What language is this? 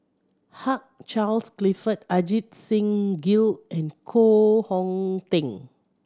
English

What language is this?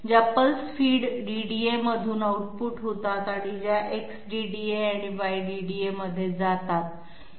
Marathi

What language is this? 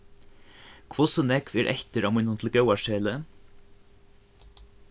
Faroese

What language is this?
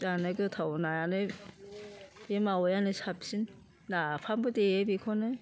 Bodo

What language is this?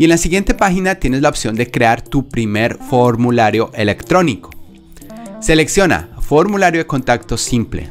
Spanish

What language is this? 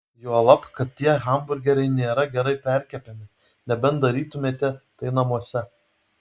Lithuanian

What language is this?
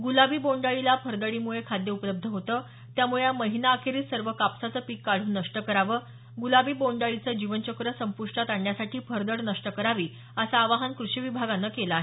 Marathi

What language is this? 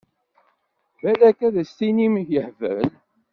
Kabyle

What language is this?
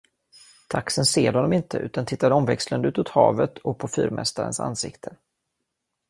Swedish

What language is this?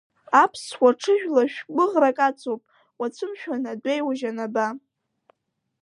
Abkhazian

